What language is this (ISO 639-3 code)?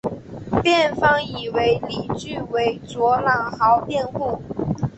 zho